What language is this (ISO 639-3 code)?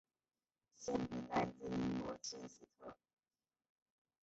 zho